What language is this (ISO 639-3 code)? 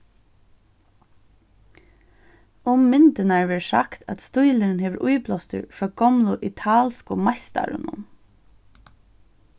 fao